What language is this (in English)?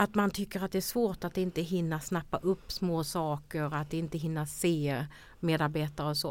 Swedish